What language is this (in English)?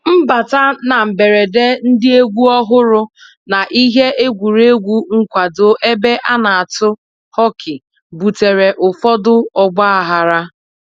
Igbo